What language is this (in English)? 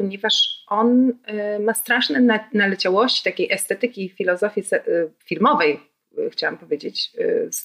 Polish